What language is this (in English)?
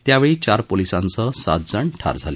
Marathi